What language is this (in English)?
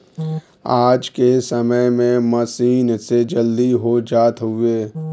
Bhojpuri